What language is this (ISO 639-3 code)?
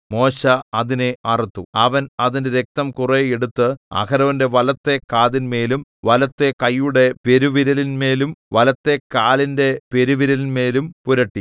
mal